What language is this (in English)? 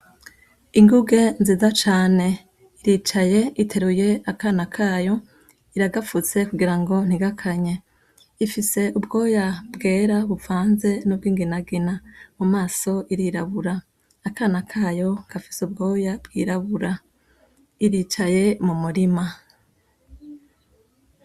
Rundi